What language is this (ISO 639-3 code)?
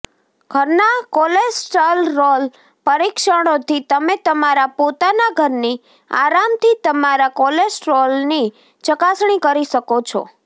guj